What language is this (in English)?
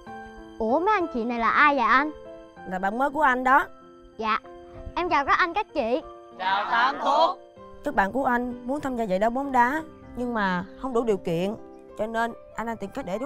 Vietnamese